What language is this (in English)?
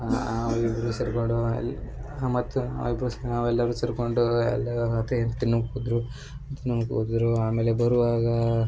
Kannada